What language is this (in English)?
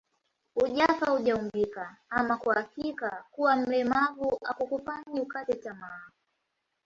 Swahili